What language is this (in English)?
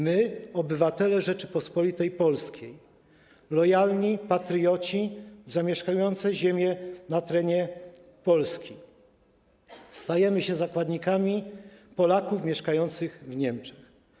Polish